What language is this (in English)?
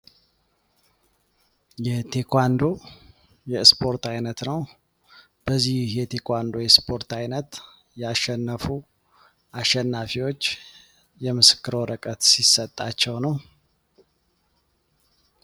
Amharic